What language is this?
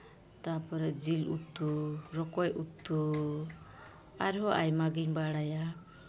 Santali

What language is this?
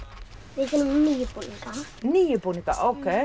Icelandic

